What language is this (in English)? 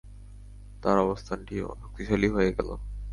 Bangla